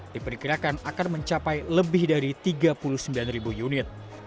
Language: Indonesian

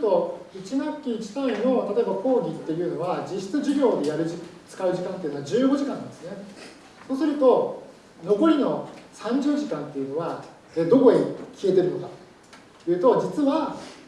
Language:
Japanese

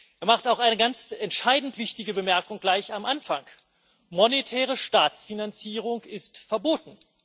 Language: German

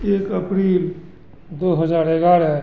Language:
Hindi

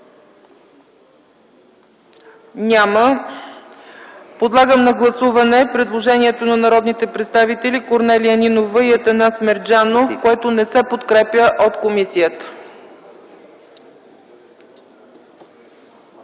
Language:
Bulgarian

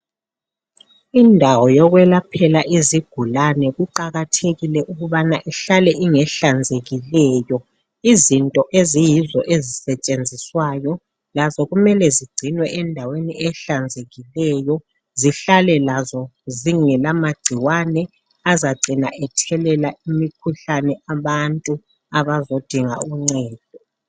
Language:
North Ndebele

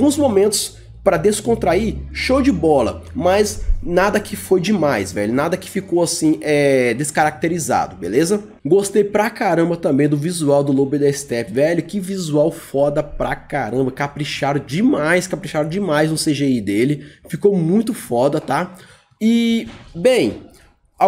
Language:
Portuguese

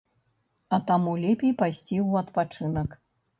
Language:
Belarusian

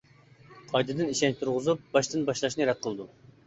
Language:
Uyghur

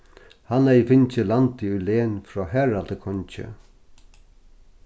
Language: Faroese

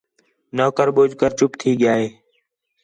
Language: Khetrani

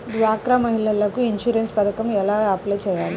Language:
Telugu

